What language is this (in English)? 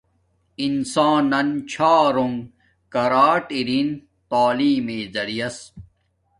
Domaaki